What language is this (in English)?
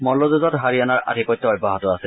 Assamese